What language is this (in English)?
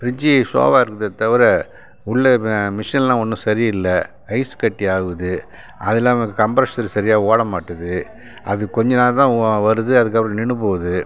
Tamil